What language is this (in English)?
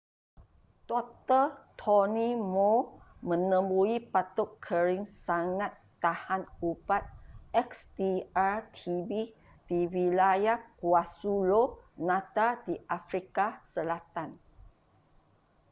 Malay